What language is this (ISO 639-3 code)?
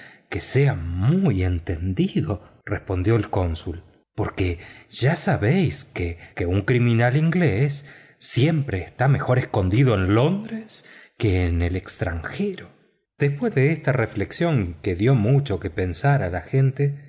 spa